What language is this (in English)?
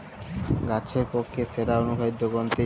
Bangla